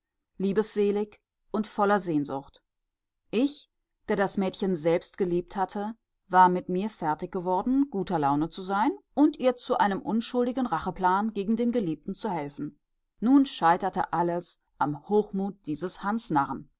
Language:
German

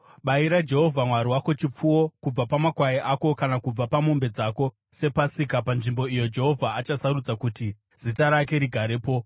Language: Shona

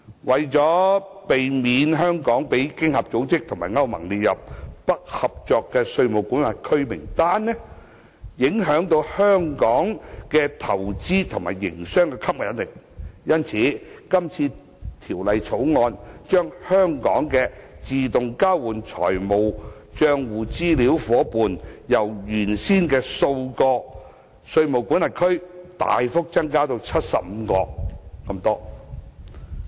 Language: Cantonese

